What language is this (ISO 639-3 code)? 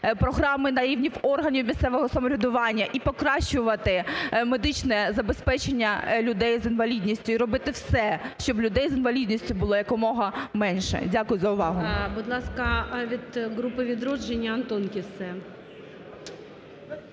ukr